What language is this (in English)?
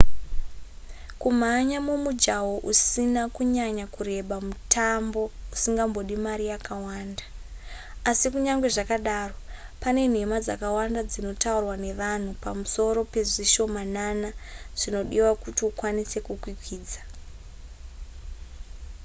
Shona